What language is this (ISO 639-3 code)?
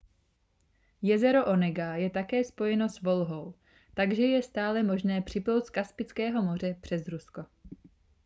ces